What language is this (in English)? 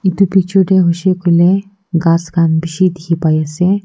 Naga Pidgin